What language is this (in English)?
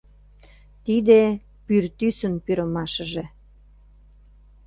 Mari